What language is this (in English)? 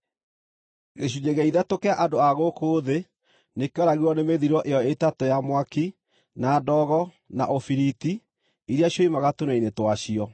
Kikuyu